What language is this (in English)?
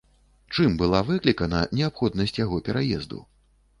Belarusian